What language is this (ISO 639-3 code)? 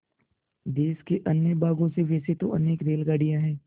hin